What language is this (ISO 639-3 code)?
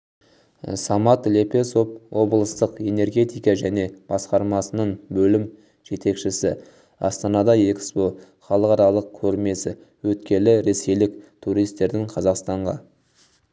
kaz